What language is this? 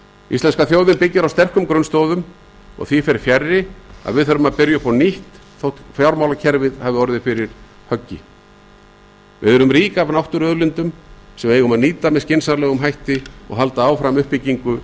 Icelandic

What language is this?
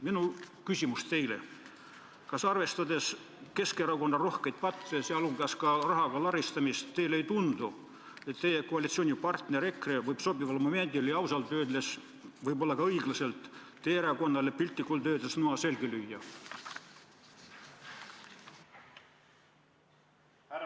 Estonian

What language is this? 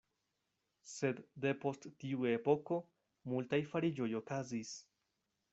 Esperanto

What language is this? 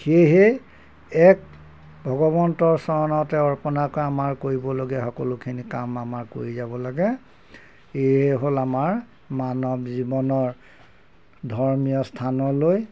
Assamese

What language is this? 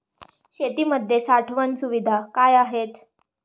Marathi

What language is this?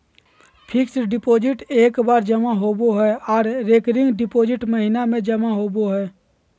Magahi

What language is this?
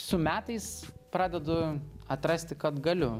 Lithuanian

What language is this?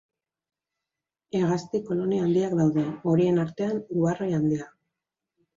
Basque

